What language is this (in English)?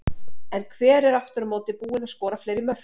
Icelandic